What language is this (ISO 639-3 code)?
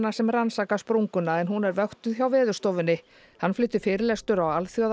isl